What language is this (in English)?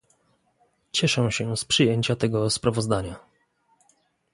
Polish